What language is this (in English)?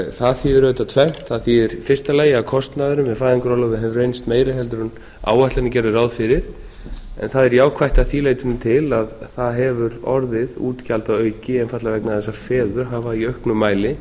Icelandic